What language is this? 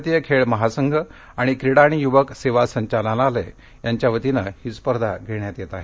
Marathi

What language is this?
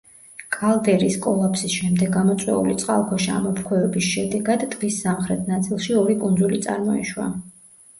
Georgian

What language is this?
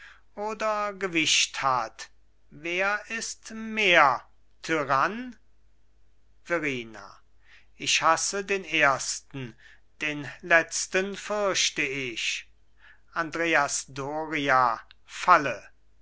German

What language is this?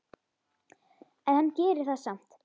Icelandic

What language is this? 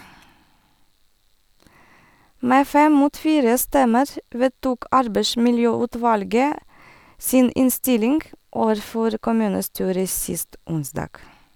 Norwegian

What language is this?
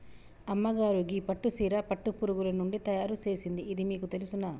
Telugu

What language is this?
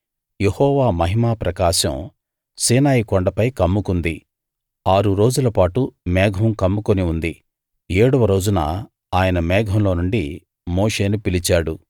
Telugu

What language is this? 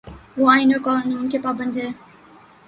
Urdu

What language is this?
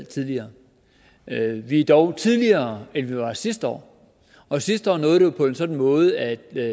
Danish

